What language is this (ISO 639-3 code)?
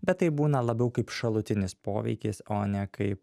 lit